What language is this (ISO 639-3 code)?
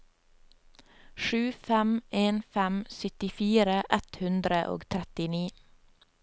nor